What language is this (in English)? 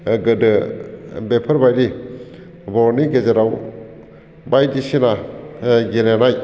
Bodo